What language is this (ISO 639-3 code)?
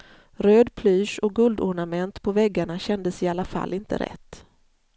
swe